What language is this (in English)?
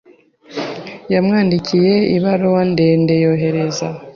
Kinyarwanda